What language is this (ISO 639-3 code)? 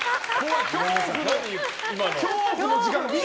jpn